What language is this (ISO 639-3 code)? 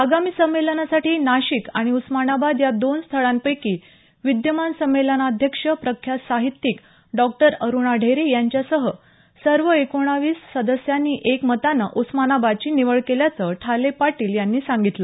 mar